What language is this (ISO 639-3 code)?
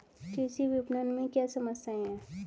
hin